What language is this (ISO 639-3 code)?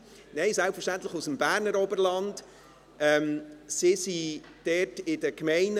gsw